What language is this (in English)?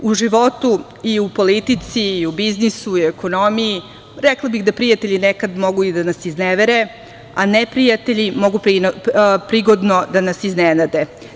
Serbian